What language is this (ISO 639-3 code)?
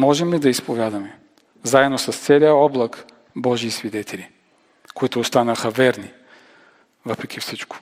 bul